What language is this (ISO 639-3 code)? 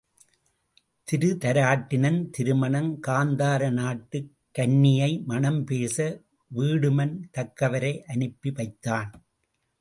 tam